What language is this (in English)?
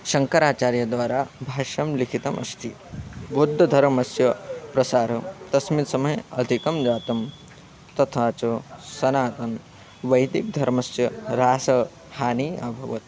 Sanskrit